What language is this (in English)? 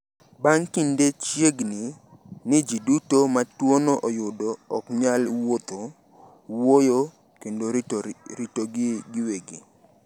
Luo (Kenya and Tanzania)